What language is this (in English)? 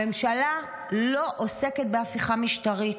Hebrew